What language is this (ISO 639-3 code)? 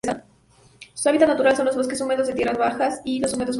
spa